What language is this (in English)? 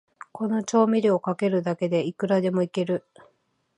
Japanese